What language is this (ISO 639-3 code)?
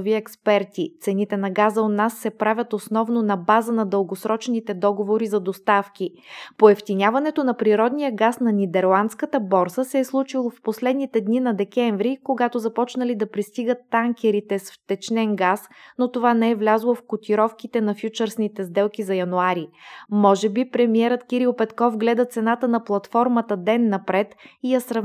bul